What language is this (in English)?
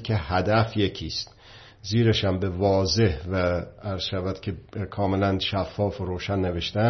Persian